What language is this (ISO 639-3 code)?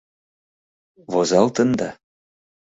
chm